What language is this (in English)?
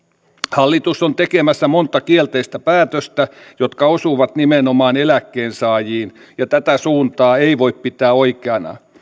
Finnish